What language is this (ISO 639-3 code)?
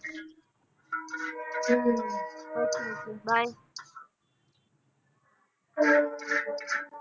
pan